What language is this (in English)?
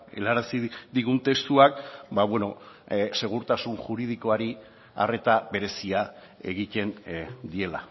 Basque